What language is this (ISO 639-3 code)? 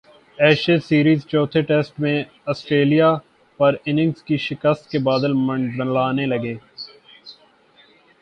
urd